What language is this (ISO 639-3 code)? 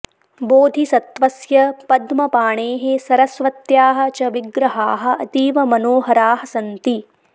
san